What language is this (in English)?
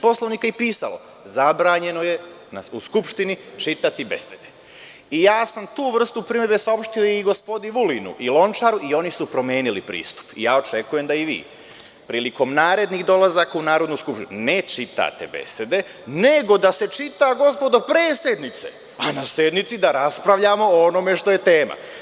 Serbian